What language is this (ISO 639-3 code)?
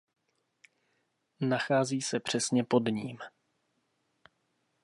ces